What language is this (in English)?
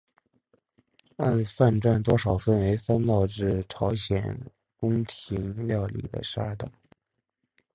Chinese